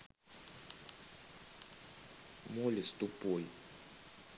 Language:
Russian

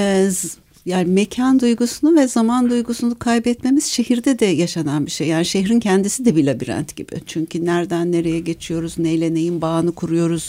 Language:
Turkish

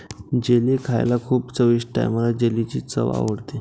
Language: Marathi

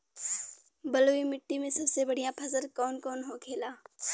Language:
Bhojpuri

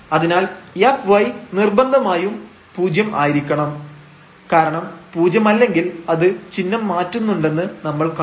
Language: Malayalam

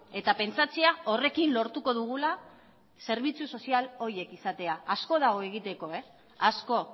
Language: Basque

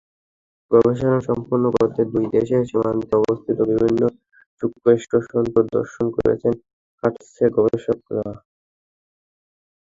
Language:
Bangla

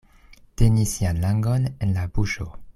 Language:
Esperanto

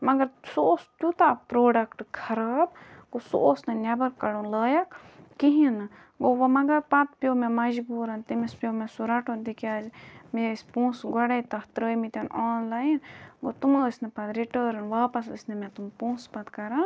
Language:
Kashmiri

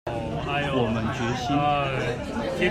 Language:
Chinese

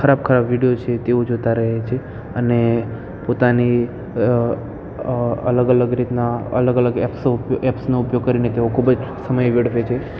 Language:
Gujarati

